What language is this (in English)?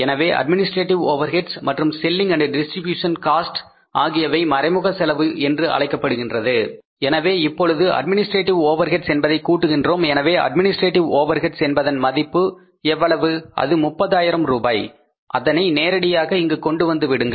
Tamil